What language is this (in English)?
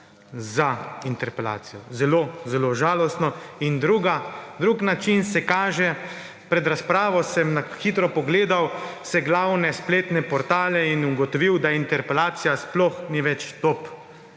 Slovenian